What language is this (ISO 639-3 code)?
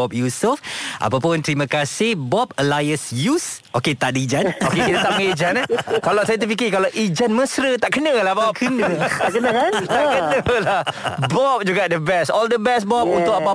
msa